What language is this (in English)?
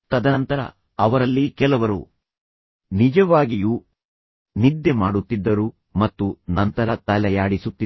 Kannada